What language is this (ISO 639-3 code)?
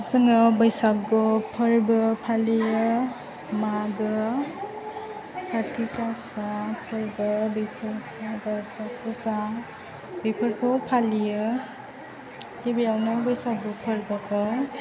brx